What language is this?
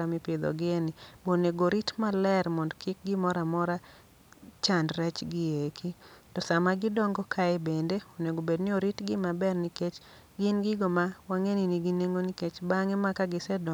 Luo (Kenya and Tanzania)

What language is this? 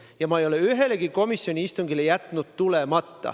Estonian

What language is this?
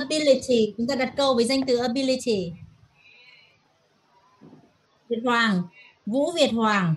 Vietnamese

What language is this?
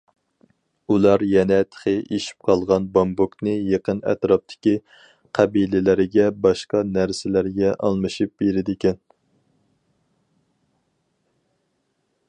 Uyghur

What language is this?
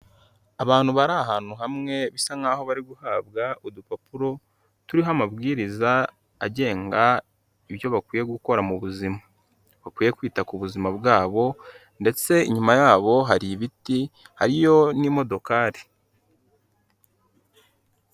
Kinyarwanda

